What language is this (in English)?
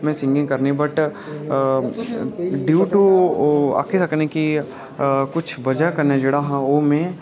Dogri